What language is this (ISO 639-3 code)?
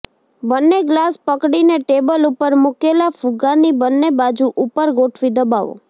guj